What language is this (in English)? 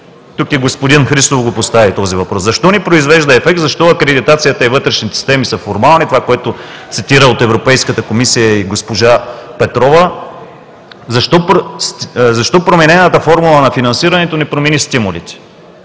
Bulgarian